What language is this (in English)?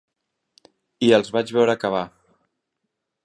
Catalan